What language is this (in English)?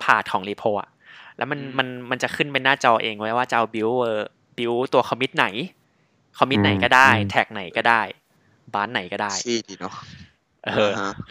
Thai